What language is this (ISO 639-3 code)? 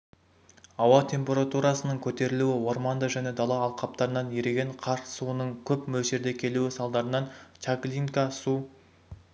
kaz